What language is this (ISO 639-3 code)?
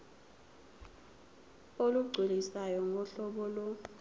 zul